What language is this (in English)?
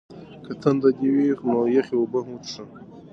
Pashto